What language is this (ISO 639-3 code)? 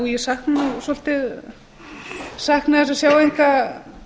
isl